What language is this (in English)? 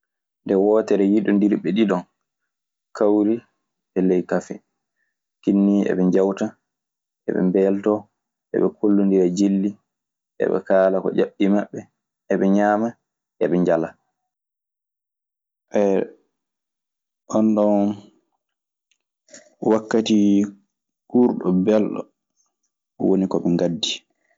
Maasina Fulfulde